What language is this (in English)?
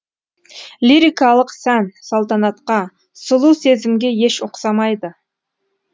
Kazakh